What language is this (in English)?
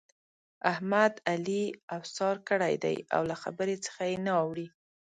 Pashto